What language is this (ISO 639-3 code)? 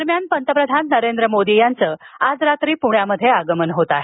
mar